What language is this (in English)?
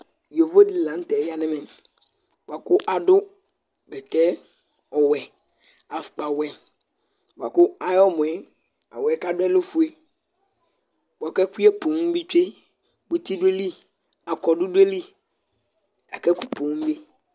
Ikposo